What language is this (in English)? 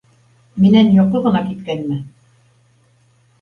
Bashkir